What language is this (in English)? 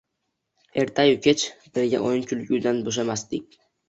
Uzbek